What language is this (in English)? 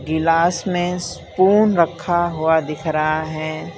Hindi